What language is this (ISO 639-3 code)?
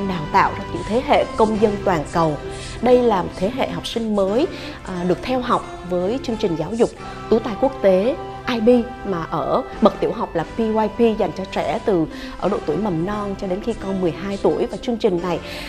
vie